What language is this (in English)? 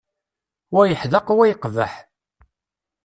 Kabyle